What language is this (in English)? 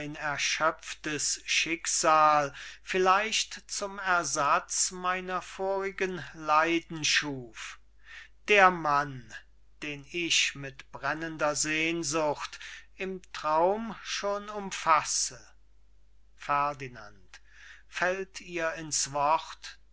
German